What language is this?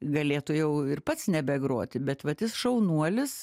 Lithuanian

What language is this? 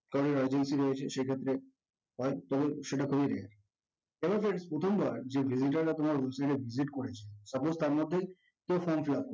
Bangla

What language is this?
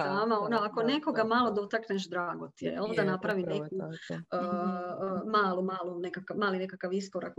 Croatian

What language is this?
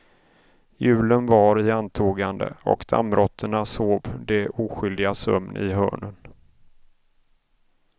Swedish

